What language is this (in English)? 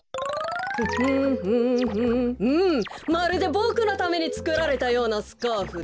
Japanese